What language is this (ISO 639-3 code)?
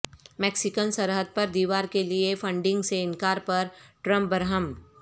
urd